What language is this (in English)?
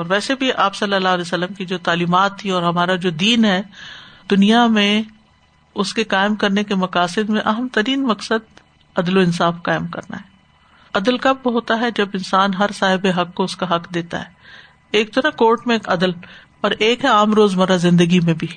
Urdu